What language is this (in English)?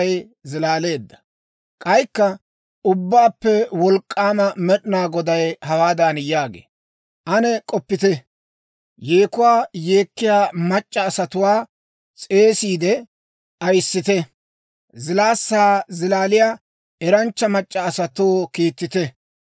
Dawro